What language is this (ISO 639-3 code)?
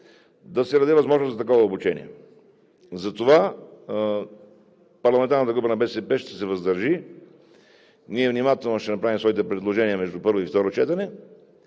bul